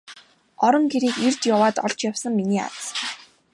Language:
Mongolian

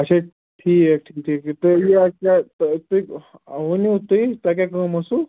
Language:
Kashmiri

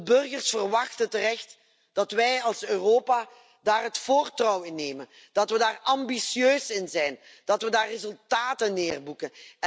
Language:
Dutch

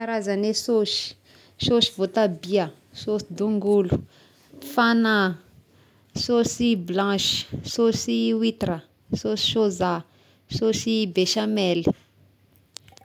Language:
Tesaka Malagasy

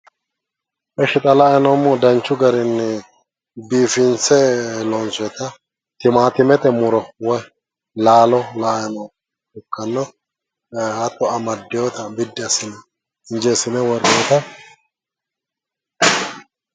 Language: Sidamo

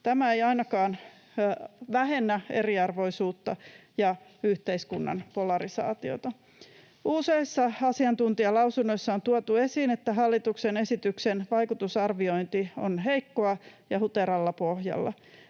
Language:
Finnish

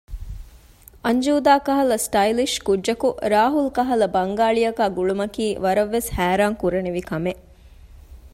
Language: Divehi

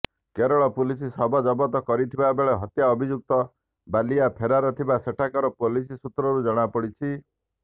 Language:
Odia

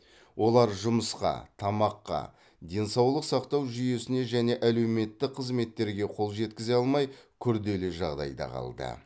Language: Kazakh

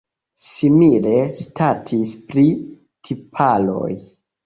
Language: Esperanto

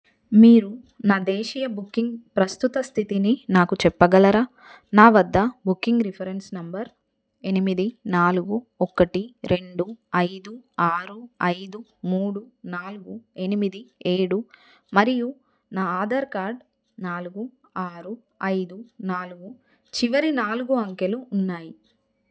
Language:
Telugu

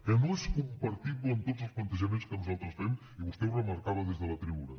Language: Catalan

